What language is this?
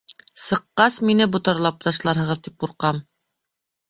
Bashkir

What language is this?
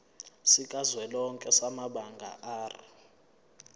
Zulu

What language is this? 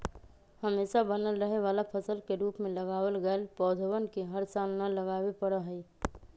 Magahi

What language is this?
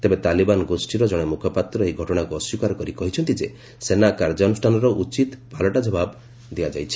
Odia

